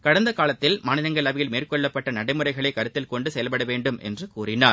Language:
Tamil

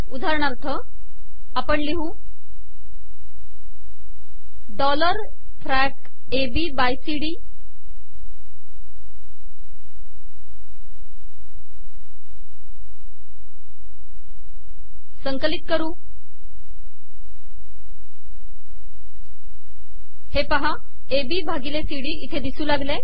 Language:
Marathi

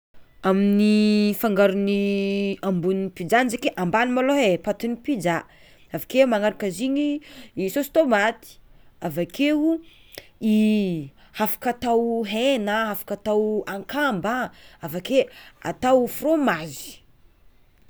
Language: Tsimihety Malagasy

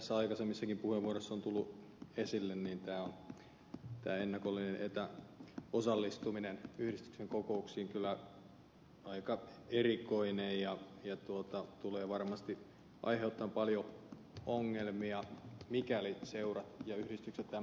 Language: Finnish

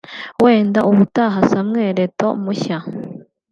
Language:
Kinyarwanda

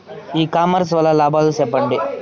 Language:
Telugu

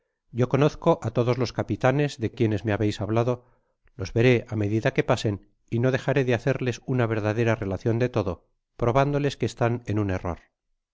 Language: Spanish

